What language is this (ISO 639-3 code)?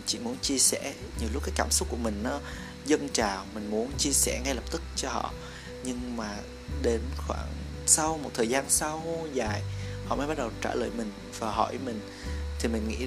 vie